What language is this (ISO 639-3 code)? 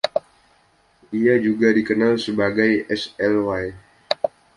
ind